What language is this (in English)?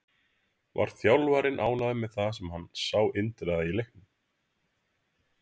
Icelandic